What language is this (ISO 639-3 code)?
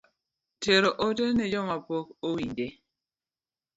luo